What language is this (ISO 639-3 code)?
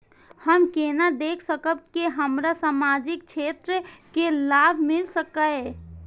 mai